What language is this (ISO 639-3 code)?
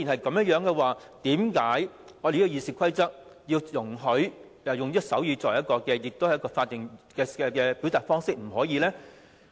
yue